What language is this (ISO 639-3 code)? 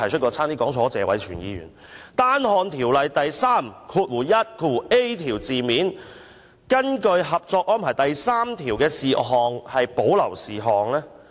yue